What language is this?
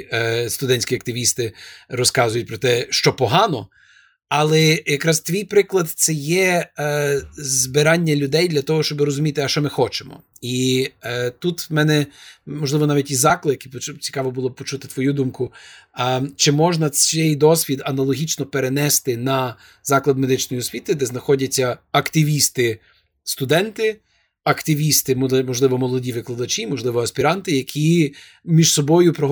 Ukrainian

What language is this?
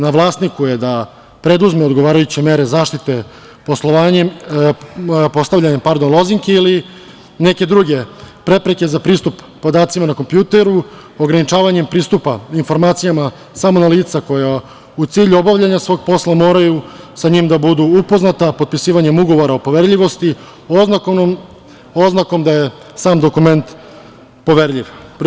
Serbian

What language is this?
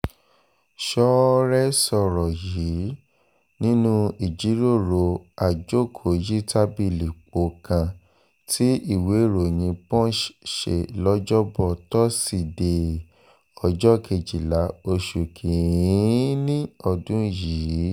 Yoruba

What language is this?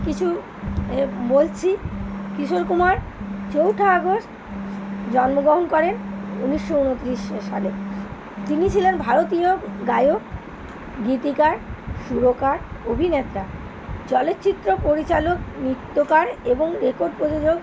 Bangla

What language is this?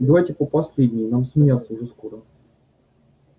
Russian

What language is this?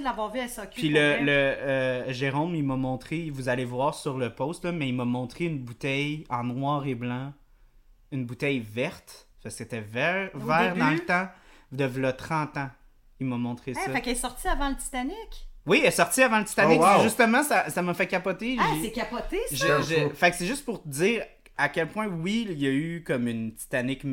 French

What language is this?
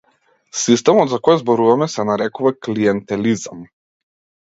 Macedonian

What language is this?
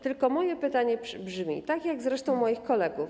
Polish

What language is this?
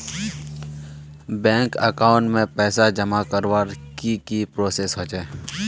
Magahi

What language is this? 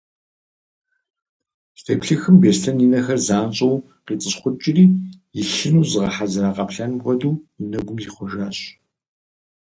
Kabardian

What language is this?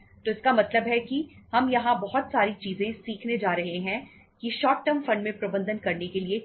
Hindi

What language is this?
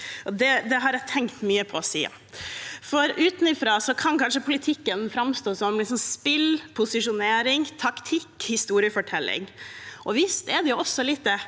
Norwegian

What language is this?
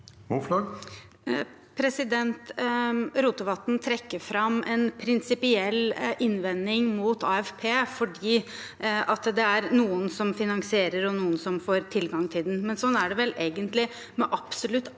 Norwegian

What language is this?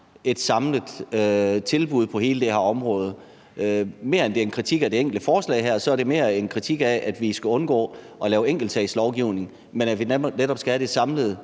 Danish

